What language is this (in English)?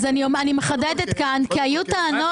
Hebrew